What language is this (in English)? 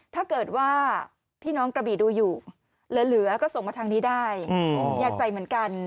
Thai